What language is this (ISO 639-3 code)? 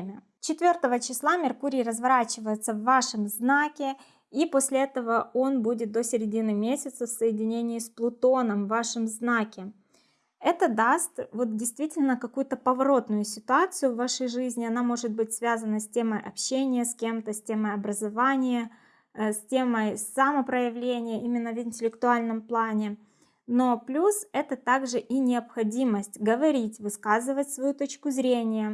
rus